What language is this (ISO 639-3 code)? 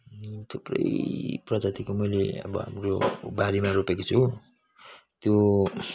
nep